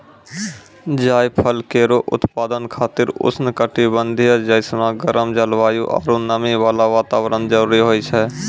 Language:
Maithili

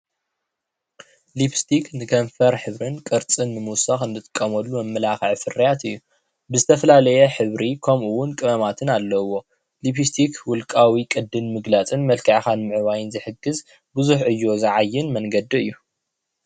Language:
Tigrinya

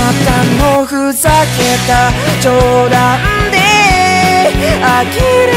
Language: Romanian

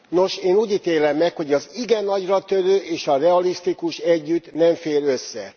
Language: Hungarian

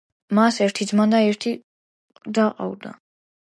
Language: Georgian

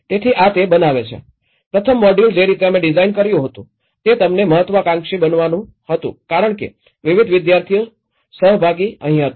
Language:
Gujarati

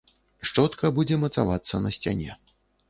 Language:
Belarusian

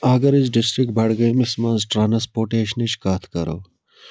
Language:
Kashmiri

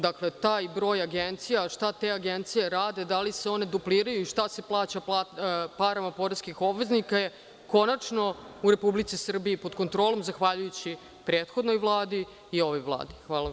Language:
Serbian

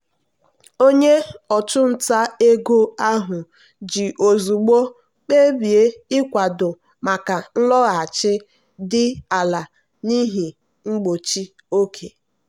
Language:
Igbo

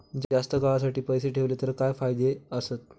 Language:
Marathi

